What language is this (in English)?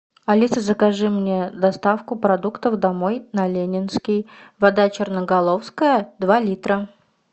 Russian